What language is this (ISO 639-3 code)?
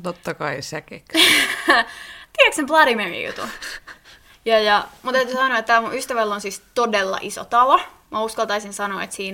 fin